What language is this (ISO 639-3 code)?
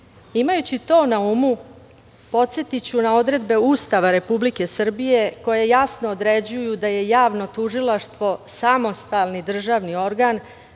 srp